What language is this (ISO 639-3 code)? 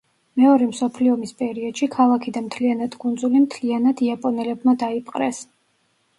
kat